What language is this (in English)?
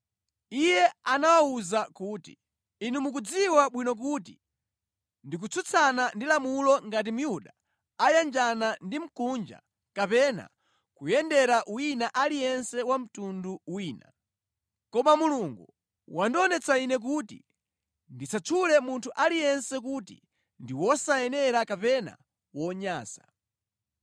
Nyanja